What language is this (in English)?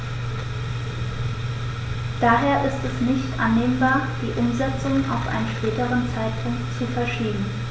German